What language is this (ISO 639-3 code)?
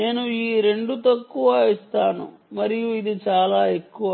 tel